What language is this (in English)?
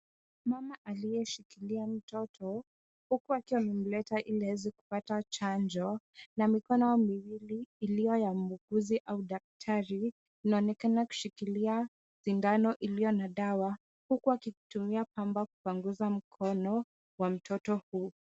Swahili